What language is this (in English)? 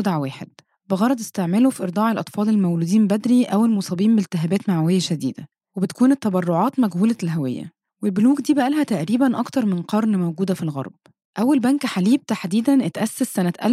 Arabic